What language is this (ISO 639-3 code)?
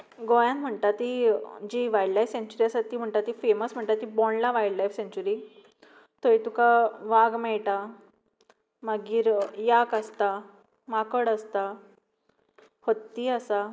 kok